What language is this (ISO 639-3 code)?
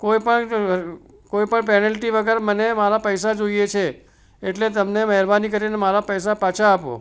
guj